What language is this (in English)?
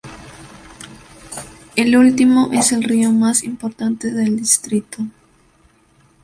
Spanish